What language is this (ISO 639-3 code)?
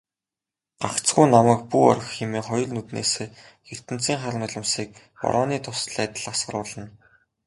mon